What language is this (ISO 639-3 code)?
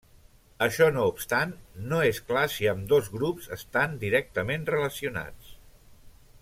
cat